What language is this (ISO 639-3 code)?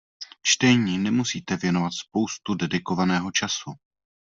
ces